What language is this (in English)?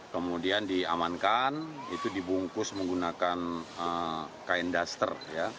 Indonesian